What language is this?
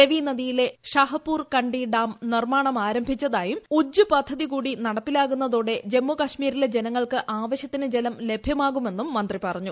Malayalam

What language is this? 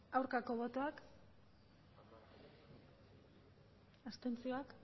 Basque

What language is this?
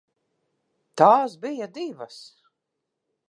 Latvian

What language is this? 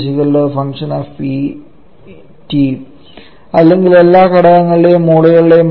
Malayalam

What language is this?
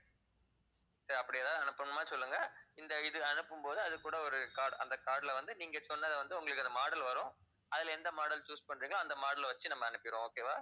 Tamil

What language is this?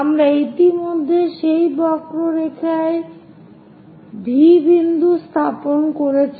Bangla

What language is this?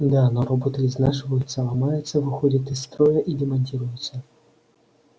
Russian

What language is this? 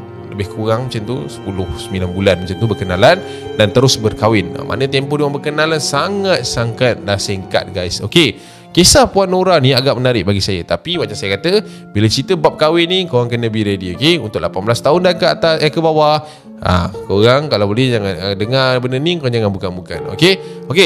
Malay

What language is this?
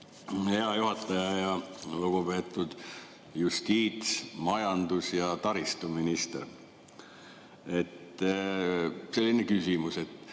Estonian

